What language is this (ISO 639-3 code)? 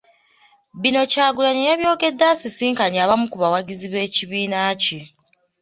lug